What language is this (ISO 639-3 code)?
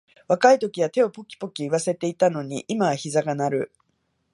jpn